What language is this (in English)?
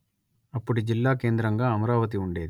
Telugu